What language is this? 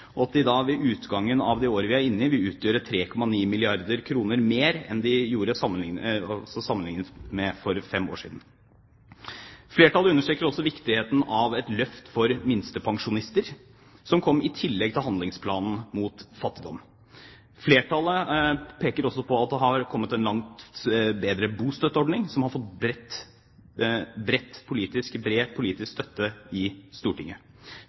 Norwegian Bokmål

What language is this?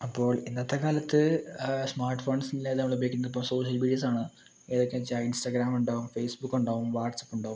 Malayalam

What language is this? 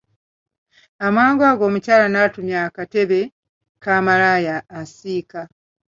Ganda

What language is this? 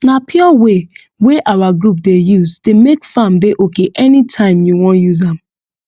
Nigerian Pidgin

